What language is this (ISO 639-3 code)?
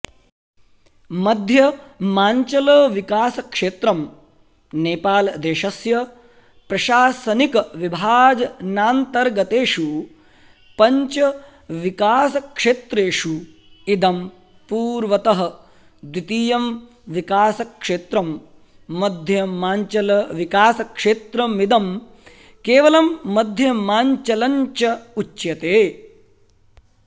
san